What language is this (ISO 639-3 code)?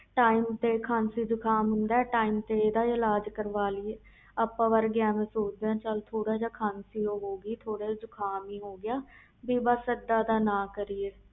pan